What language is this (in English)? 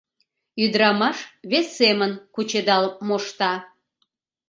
Mari